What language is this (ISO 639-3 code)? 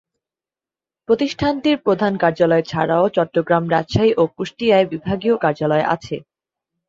ben